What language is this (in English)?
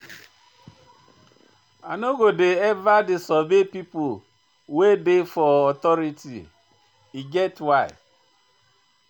Nigerian Pidgin